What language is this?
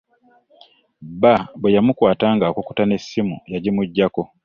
Ganda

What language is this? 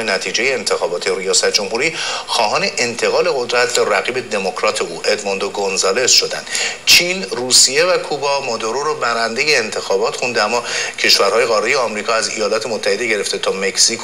Persian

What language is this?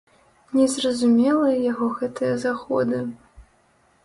Belarusian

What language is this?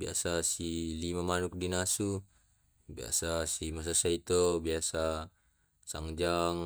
Tae'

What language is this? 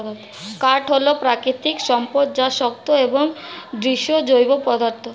Bangla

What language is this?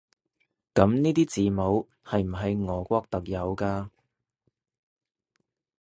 Cantonese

